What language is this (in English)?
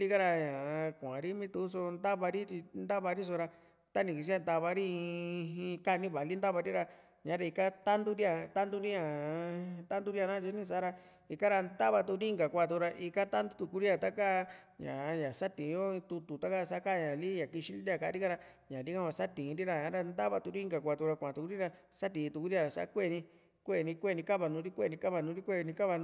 Juxtlahuaca Mixtec